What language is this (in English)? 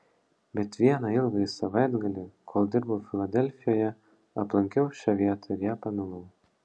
Lithuanian